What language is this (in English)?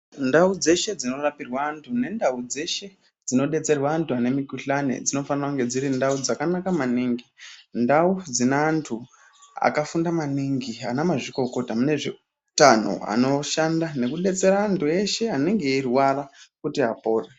Ndau